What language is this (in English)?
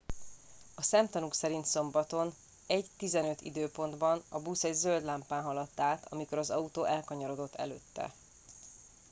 Hungarian